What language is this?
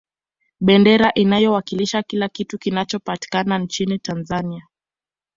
Swahili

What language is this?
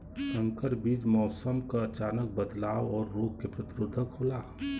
Bhojpuri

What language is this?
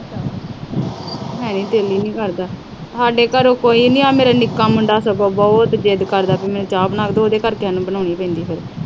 Punjabi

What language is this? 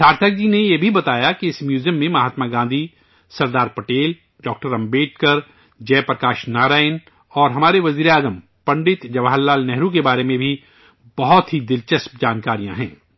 Urdu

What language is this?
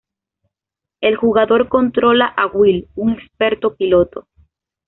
Spanish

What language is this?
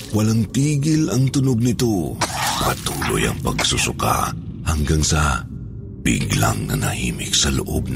Filipino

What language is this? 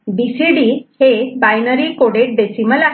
Marathi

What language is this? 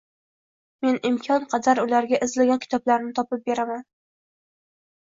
Uzbek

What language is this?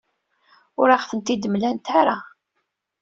Kabyle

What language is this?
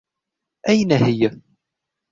Arabic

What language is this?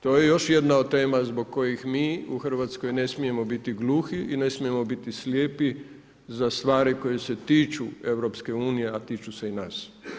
Croatian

